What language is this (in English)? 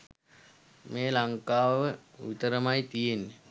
Sinhala